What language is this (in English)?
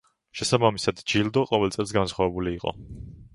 Georgian